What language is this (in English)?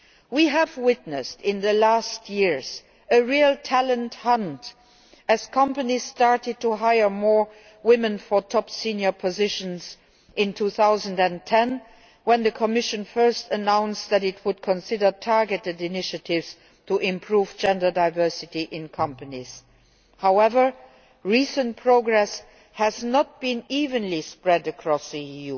English